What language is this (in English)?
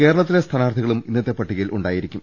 Malayalam